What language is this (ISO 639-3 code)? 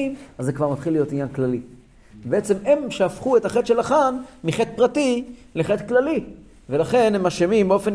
heb